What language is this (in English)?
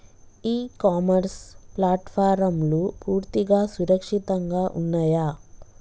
Telugu